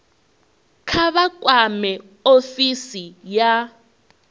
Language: Venda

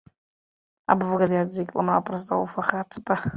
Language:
Uzbek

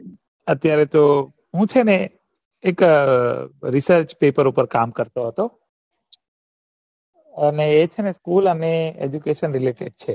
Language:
Gujarati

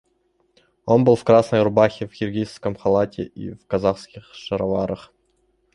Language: Russian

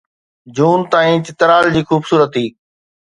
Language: Sindhi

